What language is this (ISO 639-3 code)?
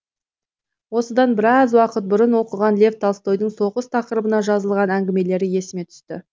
kaz